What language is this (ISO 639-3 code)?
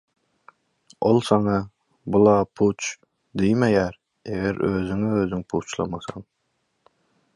tuk